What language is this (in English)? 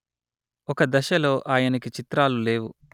Telugu